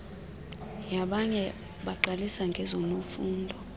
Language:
Xhosa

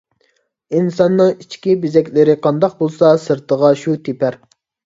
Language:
Uyghur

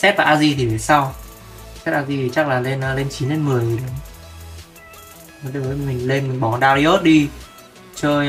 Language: Vietnamese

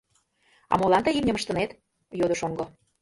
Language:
Mari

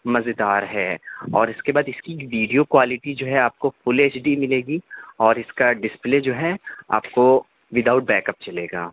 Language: Urdu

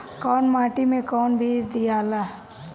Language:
Bhojpuri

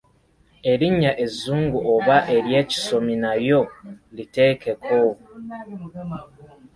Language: Ganda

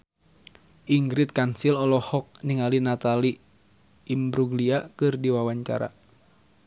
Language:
Sundanese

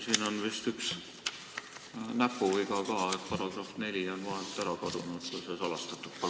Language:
Estonian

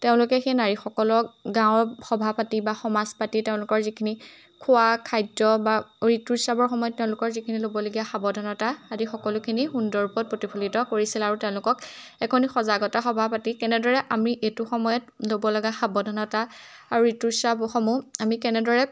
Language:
Assamese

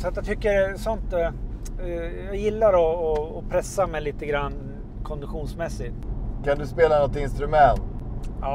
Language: Swedish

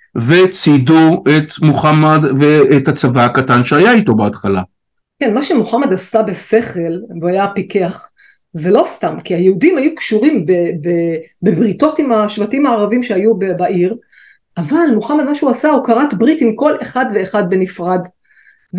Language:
Hebrew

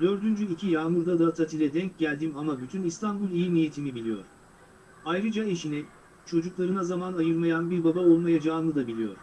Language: Turkish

